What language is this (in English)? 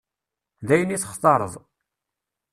Kabyle